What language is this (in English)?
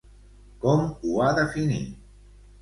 Catalan